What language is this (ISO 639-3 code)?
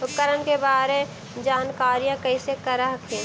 mag